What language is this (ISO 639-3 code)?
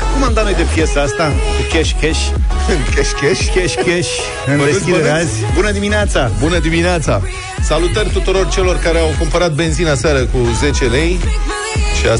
ron